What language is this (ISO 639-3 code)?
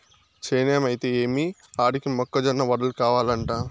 tel